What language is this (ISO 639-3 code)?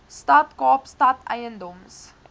afr